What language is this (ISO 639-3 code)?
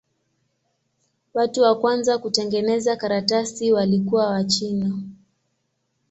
swa